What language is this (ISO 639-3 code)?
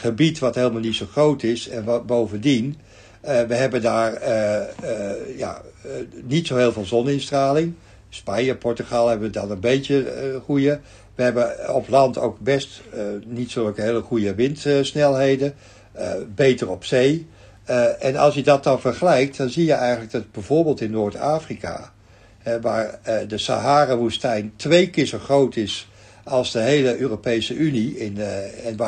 nld